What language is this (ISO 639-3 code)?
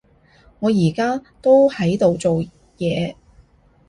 yue